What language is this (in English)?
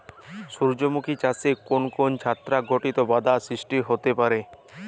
Bangla